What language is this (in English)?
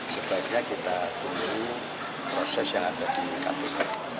Indonesian